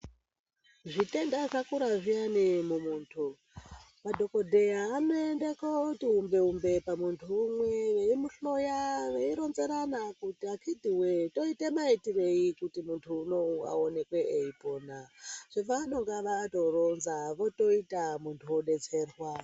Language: Ndau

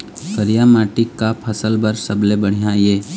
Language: Chhattisgarhi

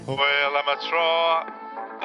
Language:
Welsh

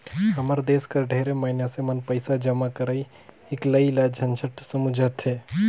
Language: Chhattisgarhi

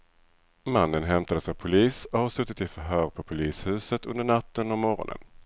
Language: Swedish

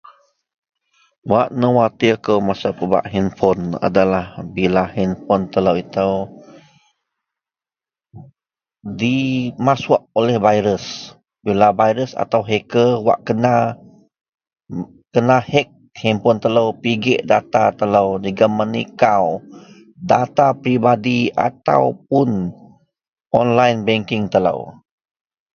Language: Central Melanau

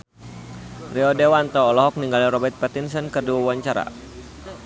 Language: Sundanese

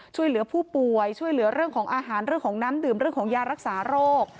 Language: Thai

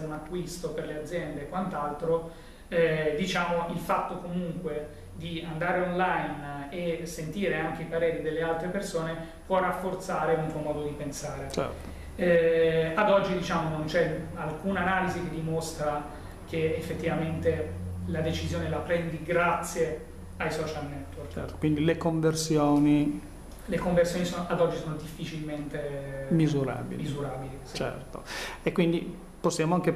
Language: Italian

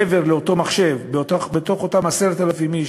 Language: Hebrew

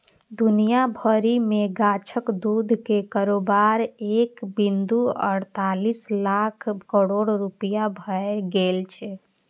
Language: Maithili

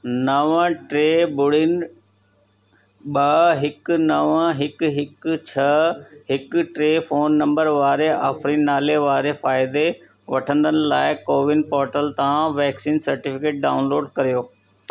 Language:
Sindhi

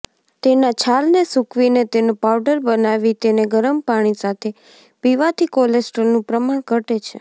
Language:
Gujarati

